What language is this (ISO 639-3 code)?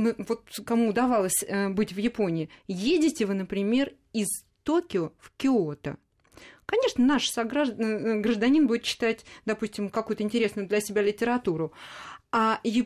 rus